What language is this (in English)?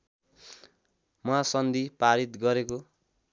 Nepali